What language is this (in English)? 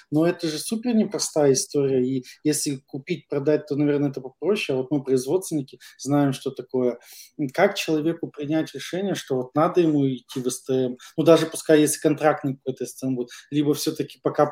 Russian